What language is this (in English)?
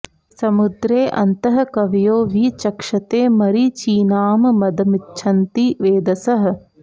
Sanskrit